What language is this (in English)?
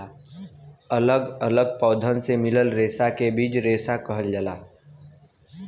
Bhojpuri